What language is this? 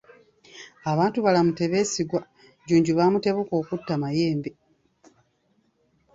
Ganda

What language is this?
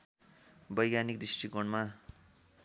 Nepali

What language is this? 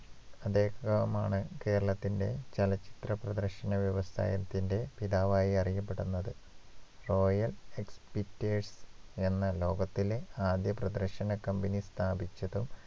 Malayalam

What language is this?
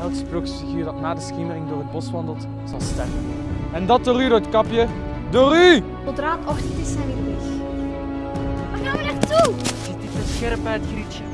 Dutch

